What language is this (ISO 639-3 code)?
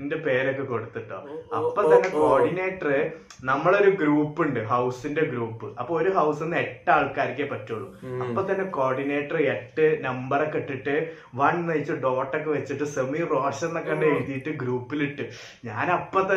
mal